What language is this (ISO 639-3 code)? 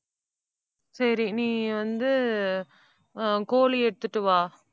tam